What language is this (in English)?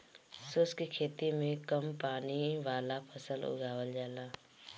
Bhojpuri